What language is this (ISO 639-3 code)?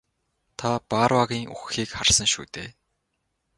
mon